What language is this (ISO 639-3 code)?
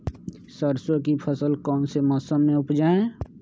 mag